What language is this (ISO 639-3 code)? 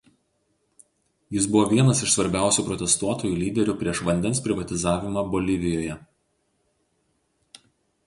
lit